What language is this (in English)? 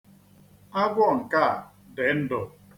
Igbo